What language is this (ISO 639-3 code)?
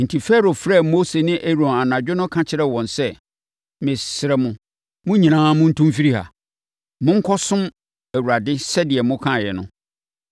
aka